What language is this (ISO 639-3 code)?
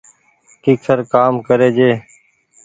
gig